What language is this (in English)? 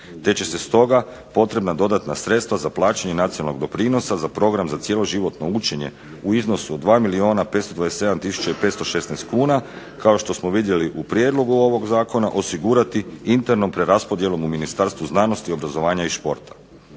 Croatian